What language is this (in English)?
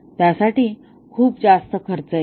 Marathi